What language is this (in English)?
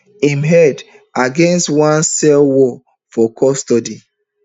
Nigerian Pidgin